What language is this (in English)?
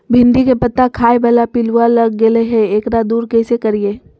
Magahi